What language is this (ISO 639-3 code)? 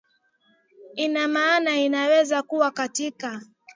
swa